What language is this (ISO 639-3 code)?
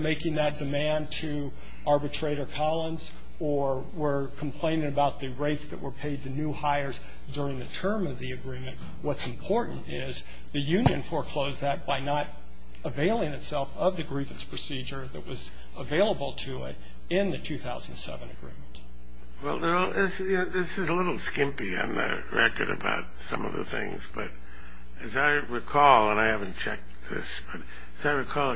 eng